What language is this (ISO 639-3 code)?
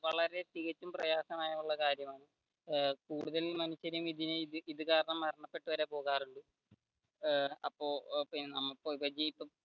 mal